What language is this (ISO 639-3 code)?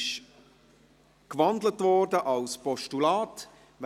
gsw